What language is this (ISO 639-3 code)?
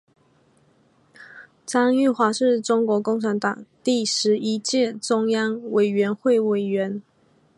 zho